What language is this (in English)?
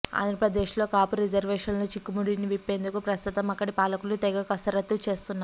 Telugu